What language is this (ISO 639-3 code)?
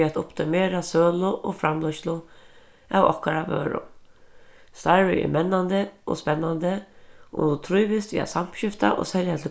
fao